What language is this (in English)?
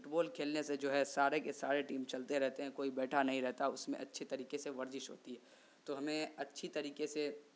Urdu